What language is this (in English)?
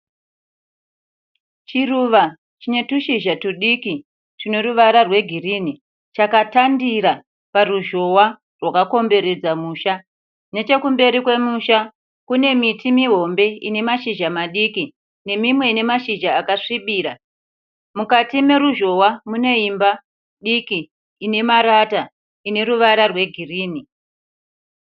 Shona